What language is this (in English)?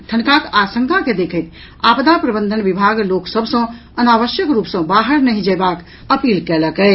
Maithili